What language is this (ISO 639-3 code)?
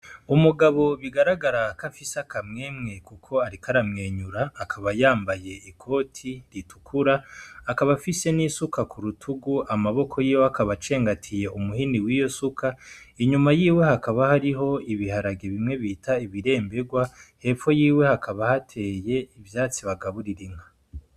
run